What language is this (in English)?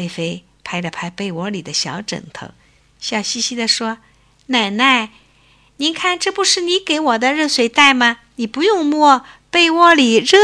Chinese